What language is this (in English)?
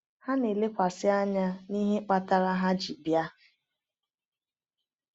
Igbo